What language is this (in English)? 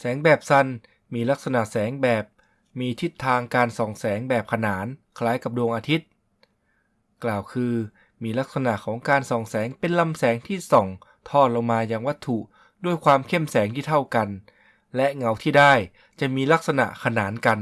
Thai